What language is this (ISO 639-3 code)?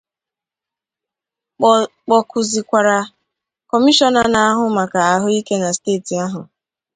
ibo